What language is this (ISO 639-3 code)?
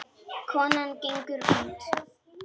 isl